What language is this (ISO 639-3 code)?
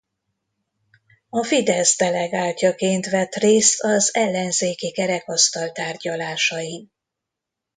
hun